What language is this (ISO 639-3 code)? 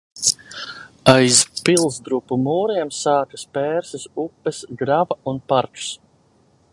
lav